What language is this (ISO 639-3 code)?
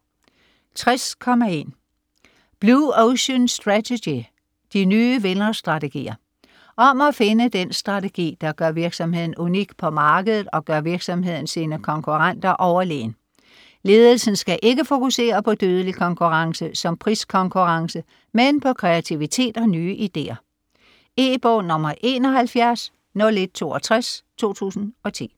dan